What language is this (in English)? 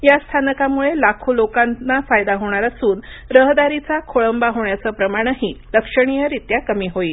Marathi